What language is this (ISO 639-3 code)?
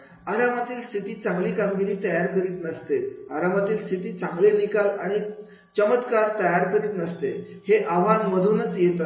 mar